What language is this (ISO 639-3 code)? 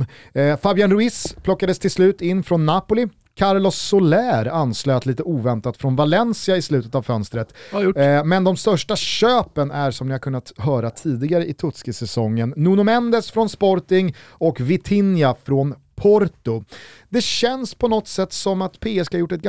swe